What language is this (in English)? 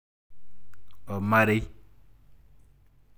Masai